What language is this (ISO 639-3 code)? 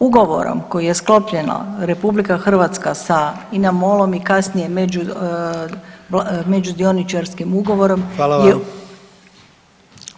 hrv